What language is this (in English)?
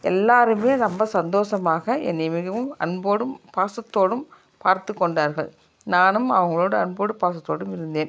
Tamil